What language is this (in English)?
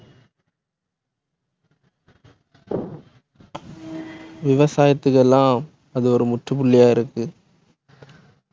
Tamil